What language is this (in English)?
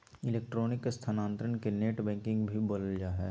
Magahi